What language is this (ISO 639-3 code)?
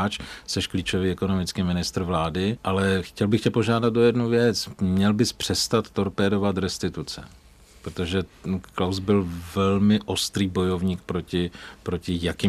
ces